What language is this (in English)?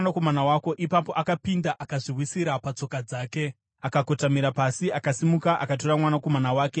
Shona